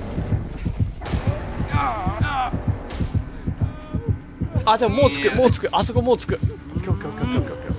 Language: Japanese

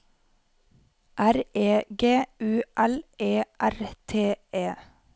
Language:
Norwegian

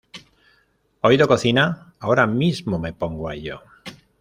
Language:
Spanish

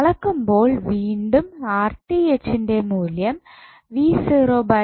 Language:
Malayalam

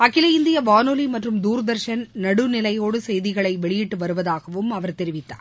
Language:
Tamil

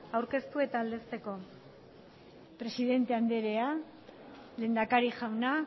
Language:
Basque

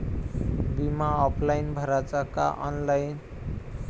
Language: Marathi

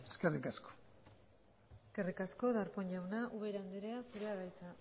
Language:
Basque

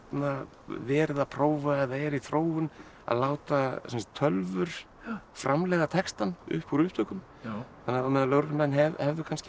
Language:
Icelandic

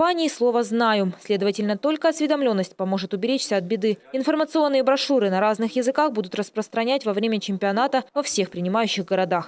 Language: Russian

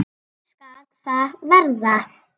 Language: Icelandic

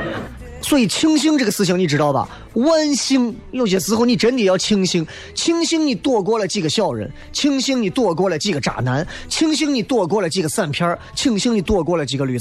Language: Chinese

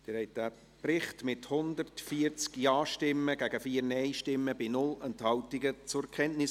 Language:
Swiss German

